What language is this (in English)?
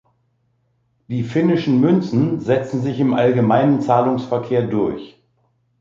German